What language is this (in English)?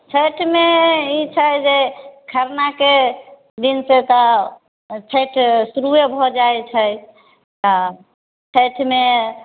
Maithili